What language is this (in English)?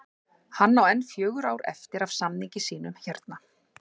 Icelandic